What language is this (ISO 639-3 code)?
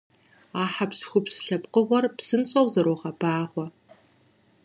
kbd